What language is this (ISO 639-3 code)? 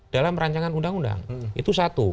ind